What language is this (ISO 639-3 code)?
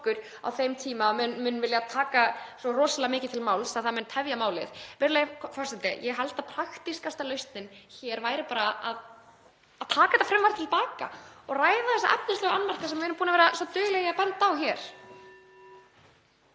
isl